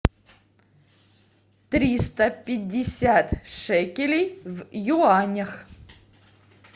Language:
Russian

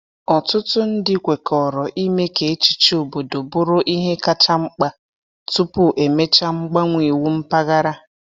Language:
Igbo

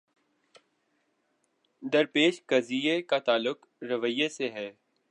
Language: Urdu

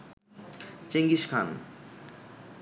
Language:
Bangla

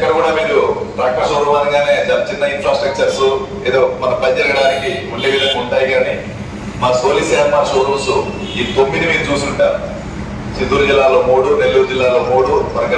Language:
Indonesian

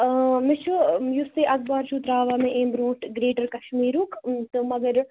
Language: Kashmiri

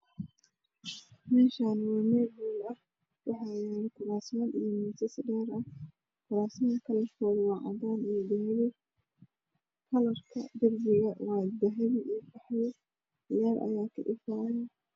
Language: Somali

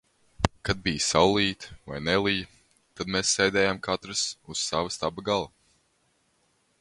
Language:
Latvian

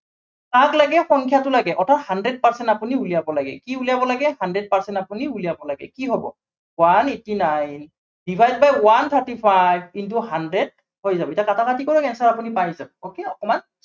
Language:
Assamese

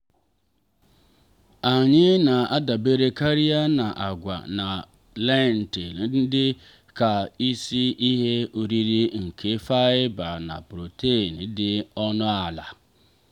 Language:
Igbo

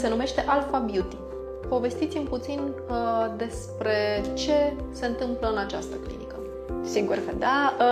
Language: Romanian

